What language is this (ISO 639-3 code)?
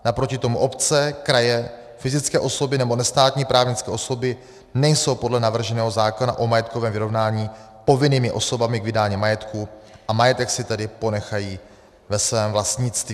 ces